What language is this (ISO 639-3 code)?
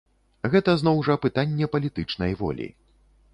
bel